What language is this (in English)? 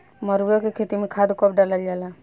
Bhojpuri